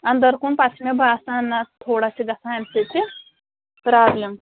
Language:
Kashmiri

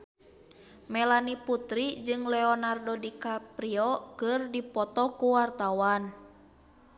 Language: Sundanese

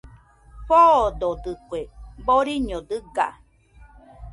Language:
Nüpode Huitoto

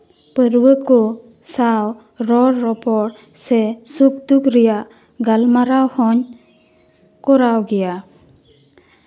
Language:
Santali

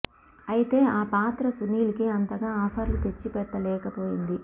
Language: Telugu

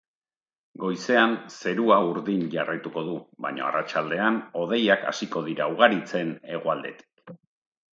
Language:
Basque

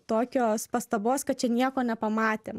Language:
Lithuanian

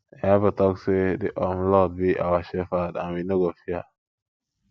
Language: Nigerian Pidgin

